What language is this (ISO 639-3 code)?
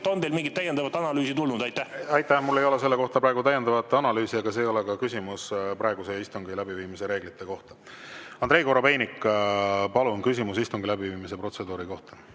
est